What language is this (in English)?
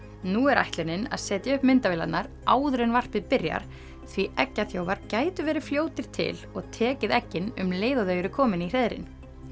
Icelandic